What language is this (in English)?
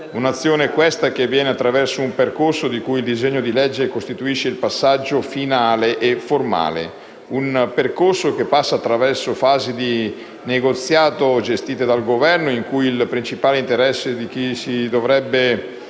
Italian